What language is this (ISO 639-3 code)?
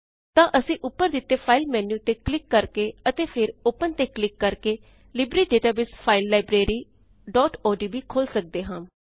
pan